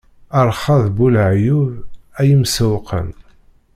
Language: Kabyle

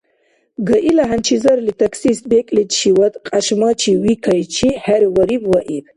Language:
Dargwa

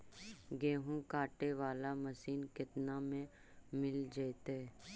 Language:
Magahi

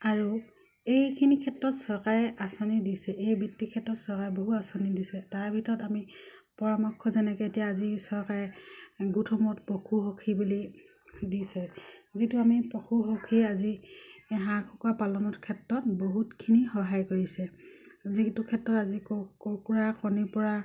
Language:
Assamese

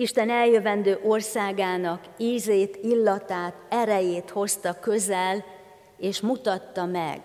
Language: Hungarian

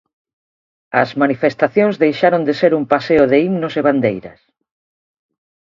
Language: Galician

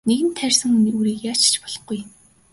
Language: Mongolian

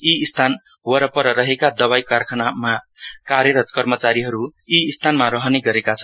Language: Nepali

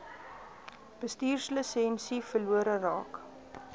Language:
Afrikaans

